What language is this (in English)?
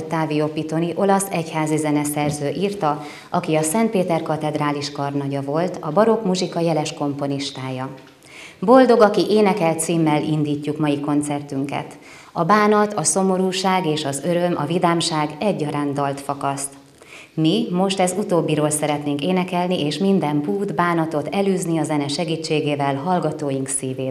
Hungarian